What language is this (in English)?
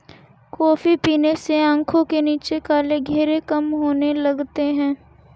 Hindi